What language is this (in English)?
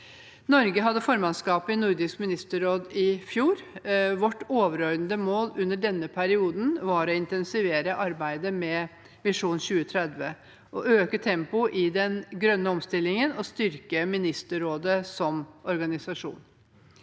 Norwegian